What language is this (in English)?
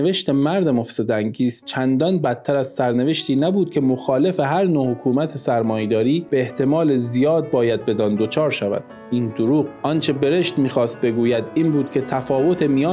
Persian